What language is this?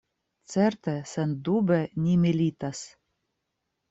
Esperanto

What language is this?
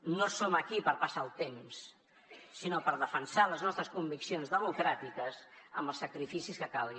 Catalan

